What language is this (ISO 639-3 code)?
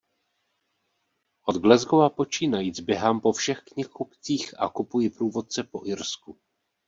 ces